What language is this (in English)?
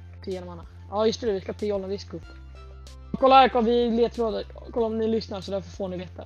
Swedish